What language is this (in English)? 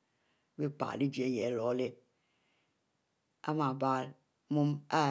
Mbe